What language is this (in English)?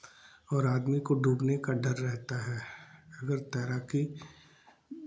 Hindi